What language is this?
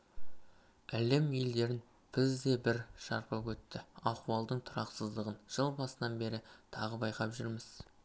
Kazakh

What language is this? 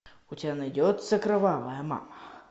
Russian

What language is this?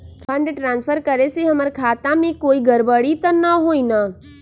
Magahi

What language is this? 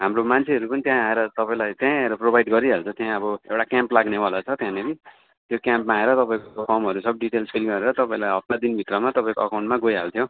Nepali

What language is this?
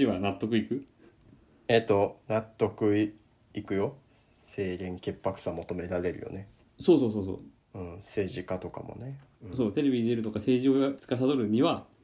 Japanese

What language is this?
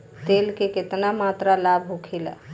Bhojpuri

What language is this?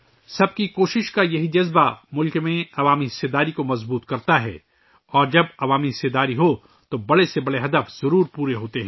Urdu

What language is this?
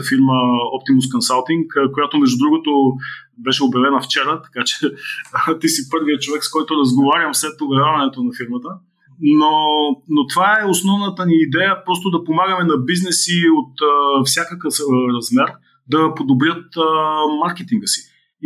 Bulgarian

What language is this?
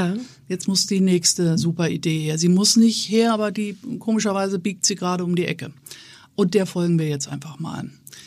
German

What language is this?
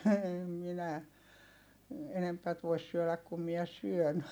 Finnish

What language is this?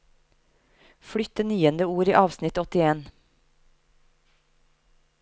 Norwegian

